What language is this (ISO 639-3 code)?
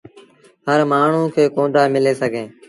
sbn